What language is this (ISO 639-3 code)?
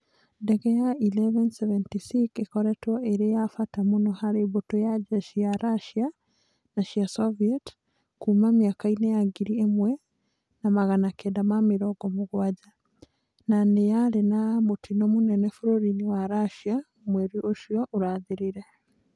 kik